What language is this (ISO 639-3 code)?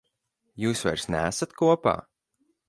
lav